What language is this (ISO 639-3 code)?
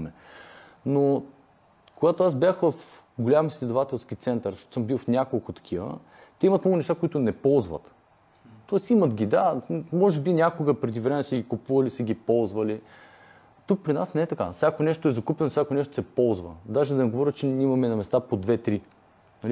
bul